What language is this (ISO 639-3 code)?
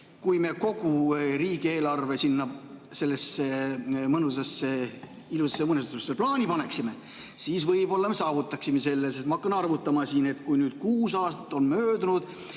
est